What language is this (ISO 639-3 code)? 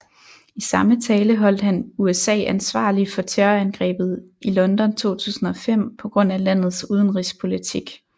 dan